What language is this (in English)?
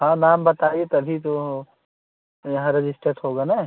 Hindi